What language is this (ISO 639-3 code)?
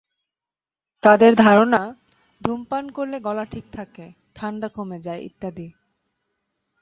ben